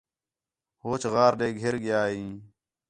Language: Khetrani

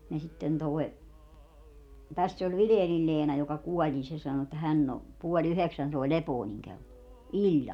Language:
Finnish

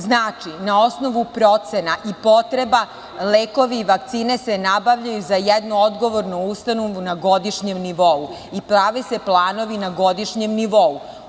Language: Serbian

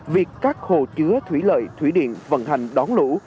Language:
Vietnamese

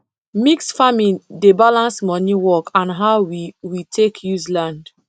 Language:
Nigerian Pidgin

